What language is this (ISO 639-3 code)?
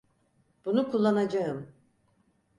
tur